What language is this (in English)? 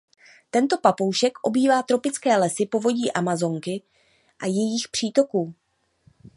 Czech